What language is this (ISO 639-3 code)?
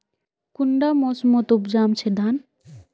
mag